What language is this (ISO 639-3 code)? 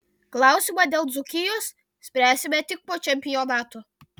lit